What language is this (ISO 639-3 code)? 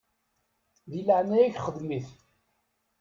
kab